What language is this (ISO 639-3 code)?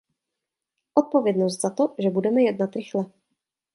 ces